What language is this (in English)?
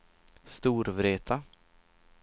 Swedish